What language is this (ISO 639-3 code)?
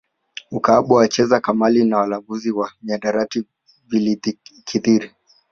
swa